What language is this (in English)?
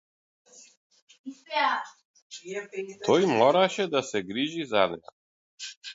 Macedonian